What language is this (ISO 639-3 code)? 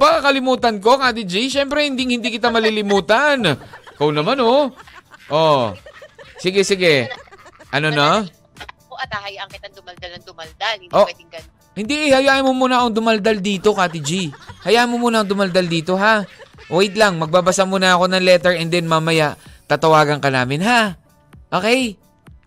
fil